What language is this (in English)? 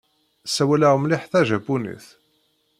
Kabyle